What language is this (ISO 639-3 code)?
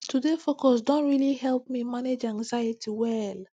pcm